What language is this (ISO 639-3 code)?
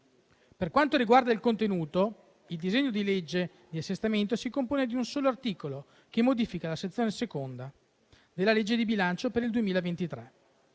ita